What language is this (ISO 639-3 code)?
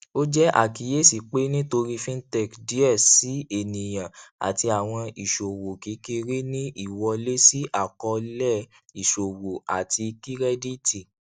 yor